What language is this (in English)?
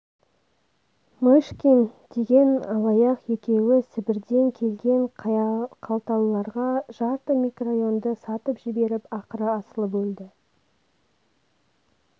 Kazakh